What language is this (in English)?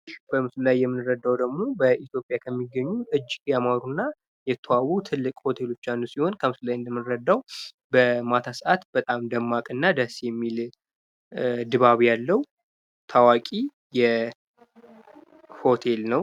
Amharic